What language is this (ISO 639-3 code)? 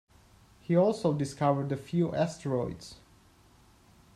eng